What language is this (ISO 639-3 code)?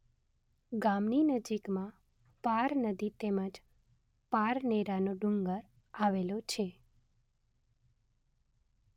guj